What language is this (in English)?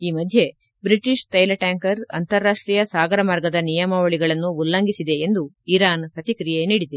Kannada